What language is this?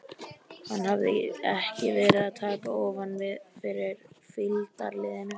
Icelandic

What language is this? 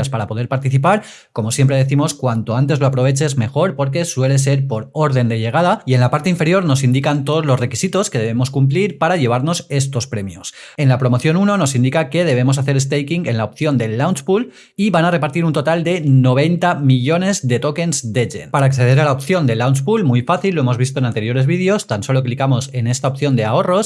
Spanish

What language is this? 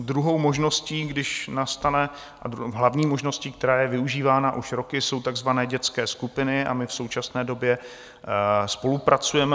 Czech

